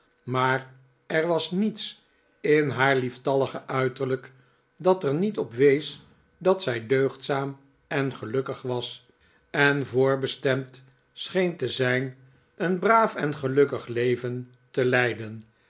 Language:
Dutch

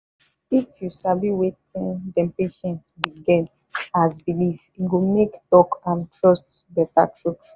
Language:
Nigerian Pidgin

